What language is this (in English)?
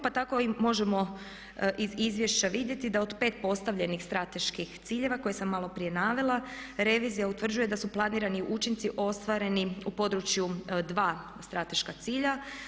Croatian